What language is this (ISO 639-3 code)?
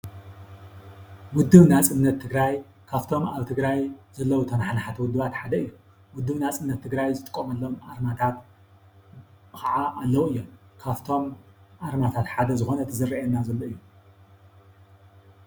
tir